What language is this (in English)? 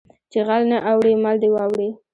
Pashto